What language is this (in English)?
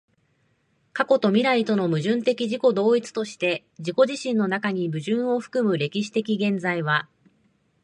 Japanese